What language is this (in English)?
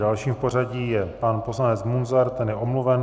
Czech